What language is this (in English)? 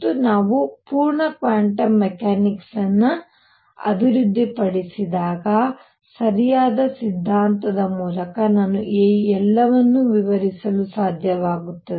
Kannada